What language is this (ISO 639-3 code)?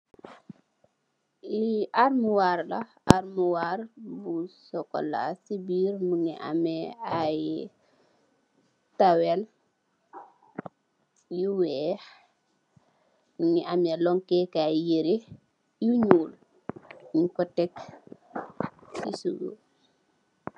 wol